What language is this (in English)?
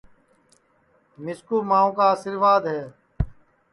Sansi